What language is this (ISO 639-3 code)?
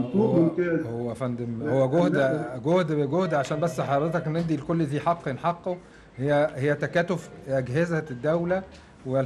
ara